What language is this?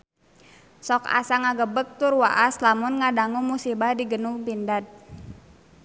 Sundanese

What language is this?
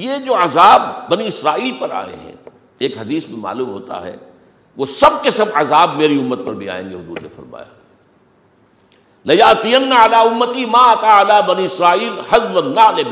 Urdu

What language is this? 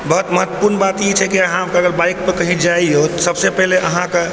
Maithili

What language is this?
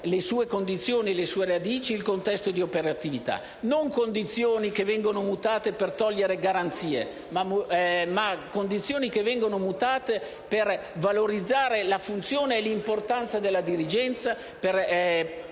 Italian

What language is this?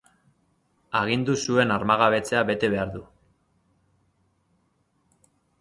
Basque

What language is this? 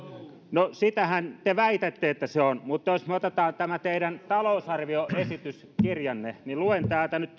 Finnish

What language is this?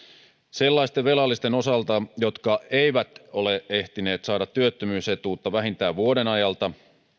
Finnish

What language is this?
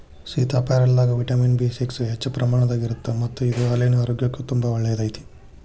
Kannada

